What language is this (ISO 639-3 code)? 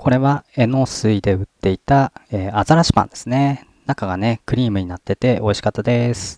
jpn